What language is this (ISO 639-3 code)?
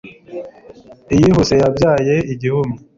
kin